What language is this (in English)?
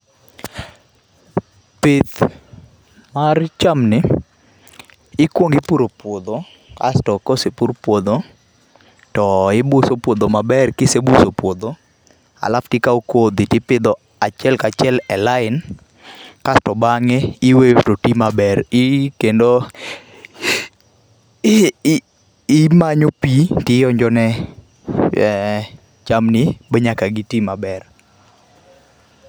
Luo (Kenya and Tanzania)